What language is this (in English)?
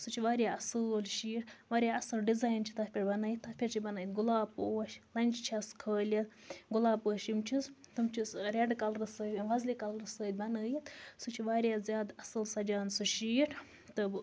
Kashmiri